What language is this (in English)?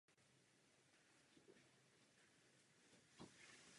Czech